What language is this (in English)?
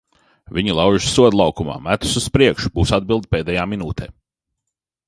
Latvian